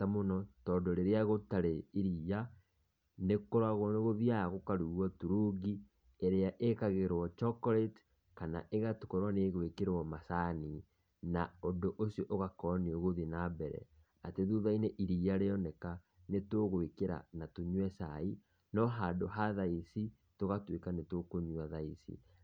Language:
Kikuyu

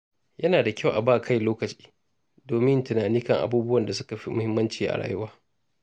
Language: Hausa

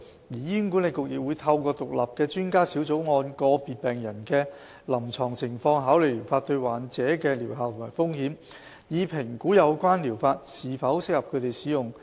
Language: Cantonese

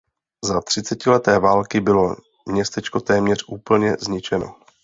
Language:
Czech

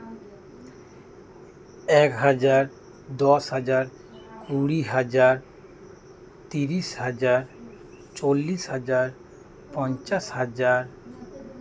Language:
Santali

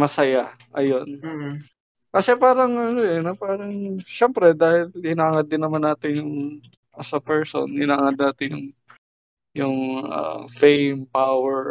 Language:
Filipino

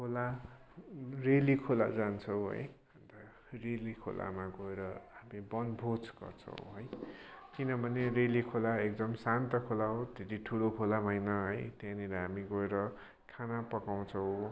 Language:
Nepali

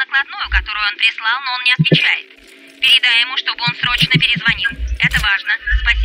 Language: Russian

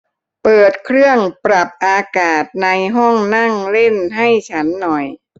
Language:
Thai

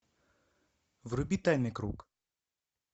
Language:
Russian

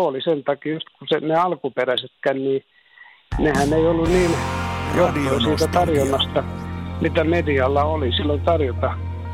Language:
Finnish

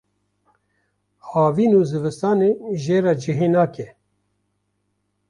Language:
Kurdish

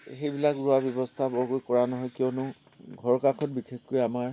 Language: Assamese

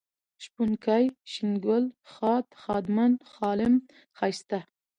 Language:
Pashto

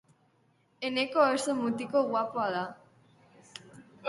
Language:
Basque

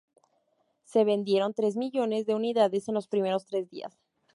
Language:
Spanish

